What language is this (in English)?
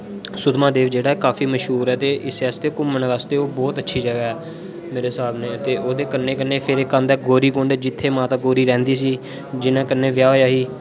Dogri